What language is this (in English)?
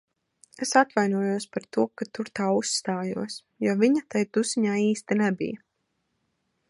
Latvian